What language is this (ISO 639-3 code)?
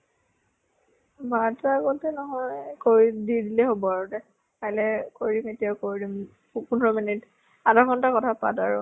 asm